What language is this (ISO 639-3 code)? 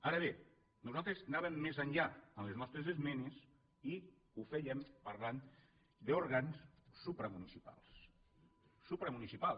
cat